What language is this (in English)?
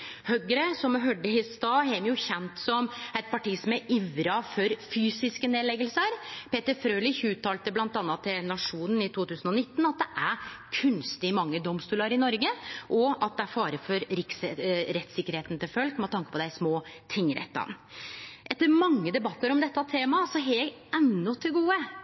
Norwegian Nynorsk